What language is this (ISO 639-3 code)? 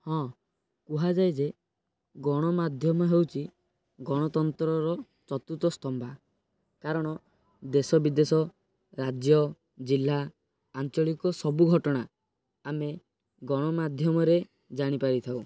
ori